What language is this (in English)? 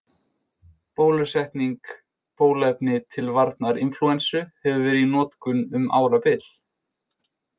Icelandic